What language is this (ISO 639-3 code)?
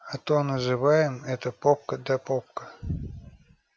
rus